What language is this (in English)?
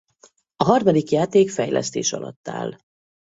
Hungarian